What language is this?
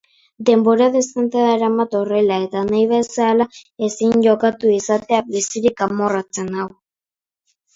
Basque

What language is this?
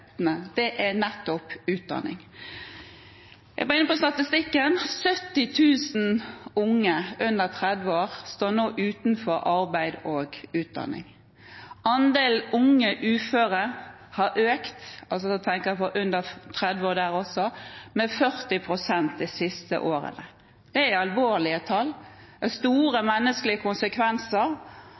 Norwegian Bokmål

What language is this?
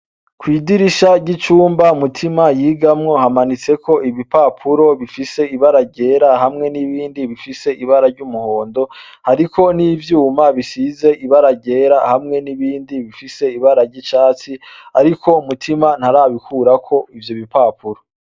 Rundi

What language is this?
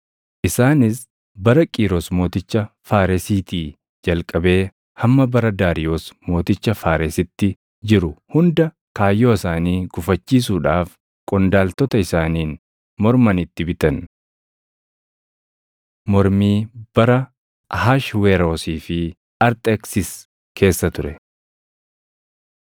Oromo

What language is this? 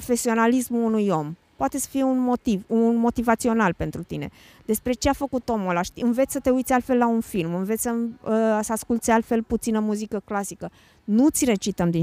Romanian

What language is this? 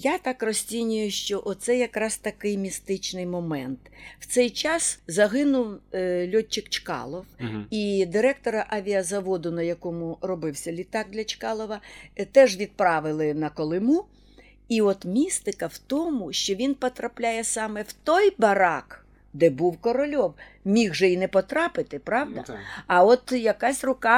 Ukrainian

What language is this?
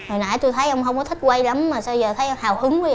Vietnamese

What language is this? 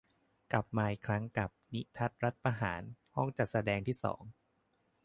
Thai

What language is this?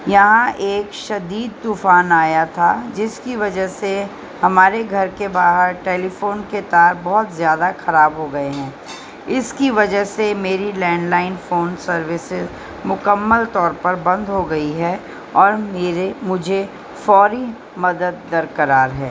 Urdu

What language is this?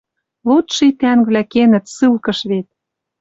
Western Mari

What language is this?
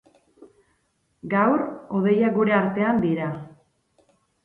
Basque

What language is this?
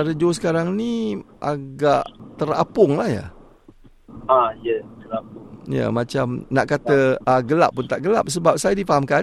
Malay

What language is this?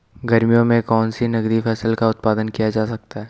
Hindi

